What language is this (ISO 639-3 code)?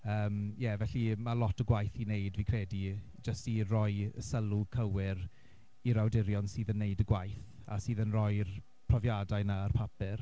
cym